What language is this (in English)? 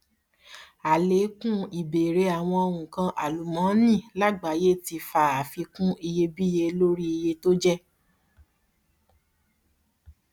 Yoruba